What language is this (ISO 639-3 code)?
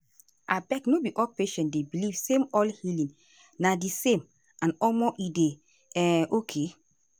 pcm